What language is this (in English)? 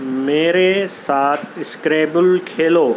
Urdu